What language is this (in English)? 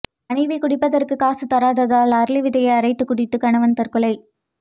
Tamil